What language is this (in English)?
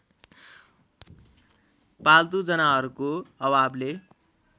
Nepali